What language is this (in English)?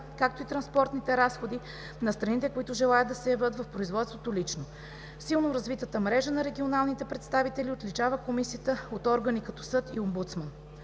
Bulgarian